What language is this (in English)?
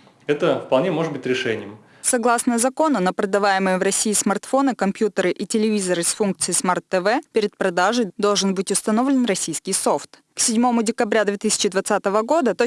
Russian